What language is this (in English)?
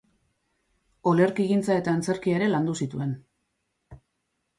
Basque